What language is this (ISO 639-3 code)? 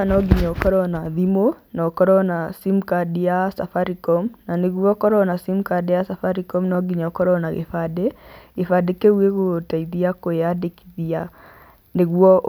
kik